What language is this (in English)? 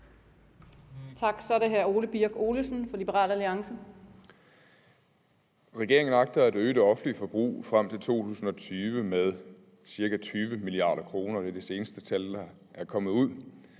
Danish